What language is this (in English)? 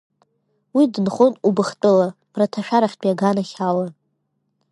Abkhazian